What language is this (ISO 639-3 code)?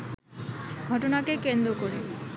ben